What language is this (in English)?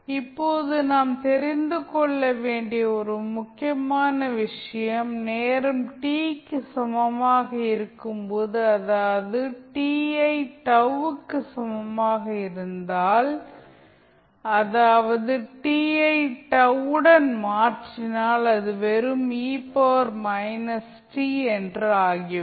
Tamil